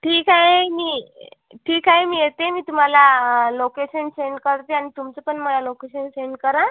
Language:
Marathi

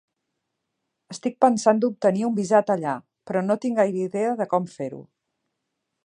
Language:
Catalan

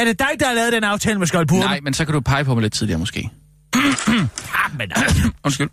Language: Danish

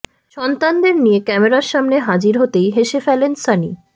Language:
Bangla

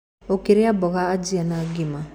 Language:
Kikuyu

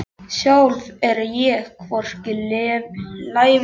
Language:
Icelandic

